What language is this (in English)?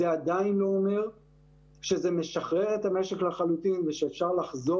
Hebrew